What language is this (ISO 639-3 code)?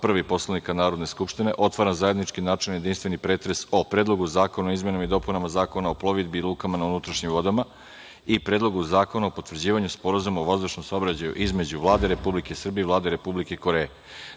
srp